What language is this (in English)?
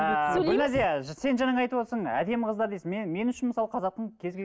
Kazakh